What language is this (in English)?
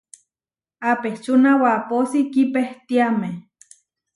Huarijio